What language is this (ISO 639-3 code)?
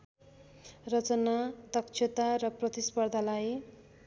nep